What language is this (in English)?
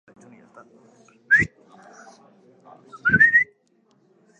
Basque